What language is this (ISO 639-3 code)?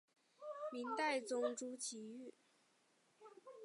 zho